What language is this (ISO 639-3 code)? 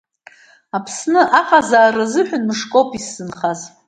abk